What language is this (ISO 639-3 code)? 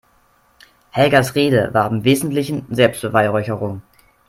deu